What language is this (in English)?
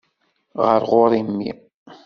Kabyle